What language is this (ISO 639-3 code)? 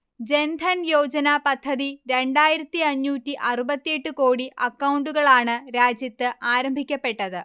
mal